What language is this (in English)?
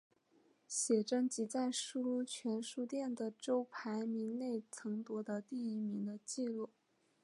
Chinese